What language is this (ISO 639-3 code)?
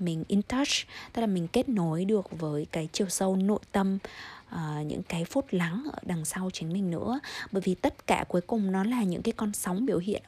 vie